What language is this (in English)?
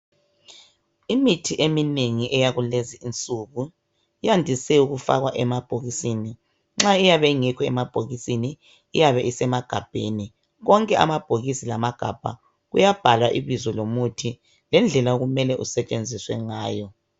North Ndebele